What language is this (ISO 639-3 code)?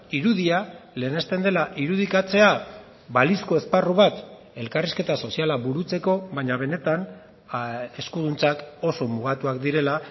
eus